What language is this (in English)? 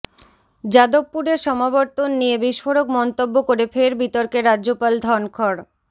Bangla